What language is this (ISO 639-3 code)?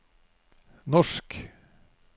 nor